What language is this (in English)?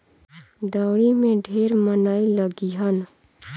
Bhojpuri